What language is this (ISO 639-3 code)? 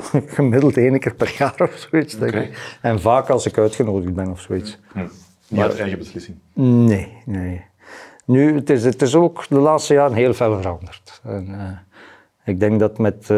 nld